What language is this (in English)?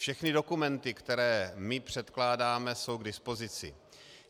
Czech